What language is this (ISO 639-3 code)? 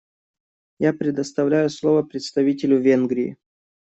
rus